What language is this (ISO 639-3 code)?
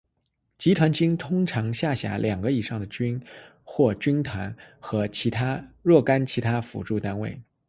zho